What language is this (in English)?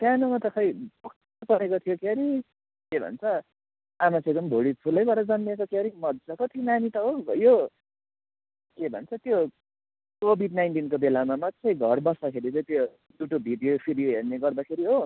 Nepali